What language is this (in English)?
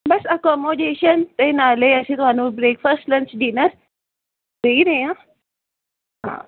Punjabi